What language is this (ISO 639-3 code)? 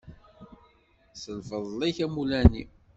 kab